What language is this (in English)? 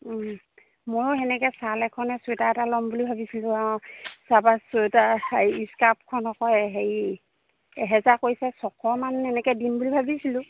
Assamese